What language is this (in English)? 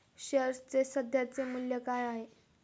Marathi